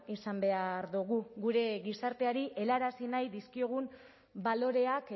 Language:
Basque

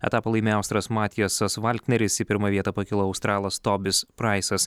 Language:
Lithuanian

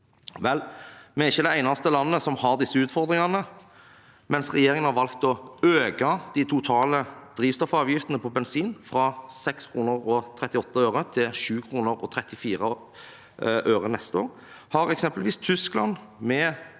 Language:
Norwegian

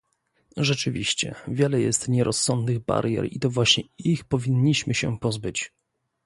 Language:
Polish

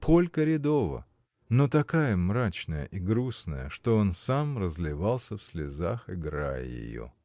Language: Russian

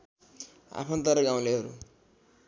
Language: Nepali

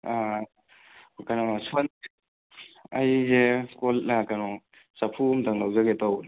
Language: Manipuri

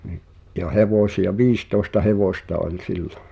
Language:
Finnish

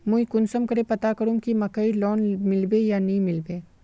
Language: Magahi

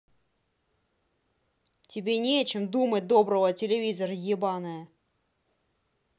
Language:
Russian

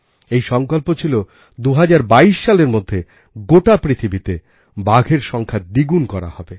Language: Bangla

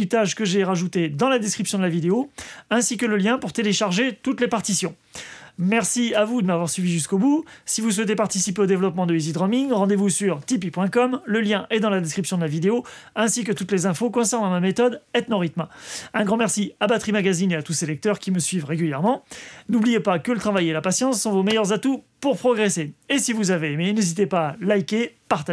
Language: French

